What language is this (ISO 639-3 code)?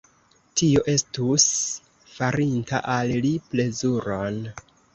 epo